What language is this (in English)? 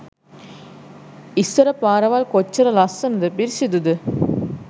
Sinhala